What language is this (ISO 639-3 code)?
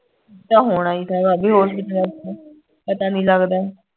pan